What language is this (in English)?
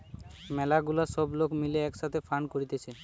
Bangla